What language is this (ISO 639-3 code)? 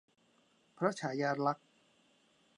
tha